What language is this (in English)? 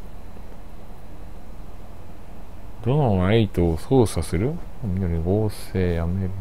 Japanese